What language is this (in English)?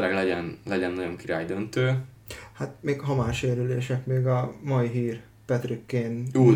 Hungarian